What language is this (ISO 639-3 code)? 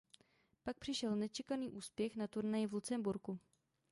ces